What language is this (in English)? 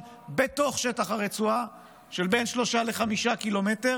Hebrew